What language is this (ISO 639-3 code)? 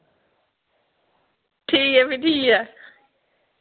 doi